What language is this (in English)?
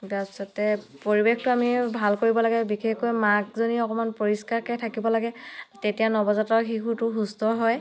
Assamese